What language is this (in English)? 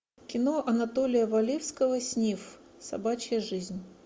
Russian